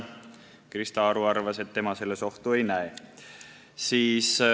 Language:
Estonian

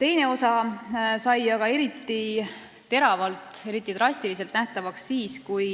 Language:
Estonian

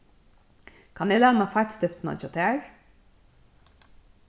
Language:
Faroese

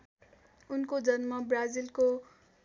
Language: Nepali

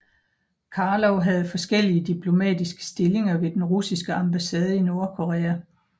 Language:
Danish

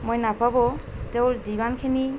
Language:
Assamese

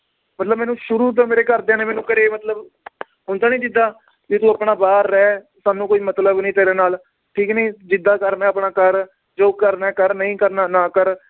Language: Punjabi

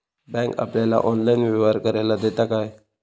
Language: Marathi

